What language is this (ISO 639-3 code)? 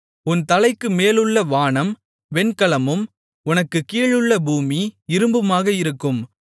tam